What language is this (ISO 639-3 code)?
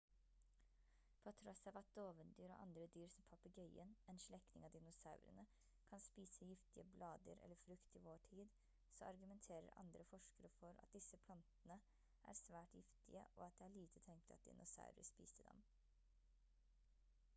nob